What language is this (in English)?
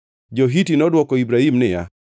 Luo (Kenya and Tanzania)